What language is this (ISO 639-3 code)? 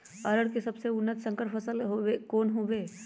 mag